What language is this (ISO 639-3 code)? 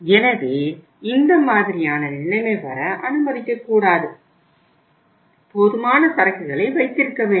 tam